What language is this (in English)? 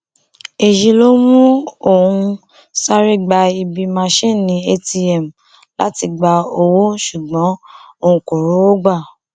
Yoruba